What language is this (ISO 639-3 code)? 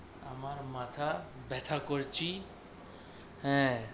ben